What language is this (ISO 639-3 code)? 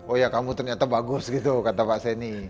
ind